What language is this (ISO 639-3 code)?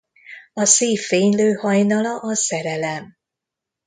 hun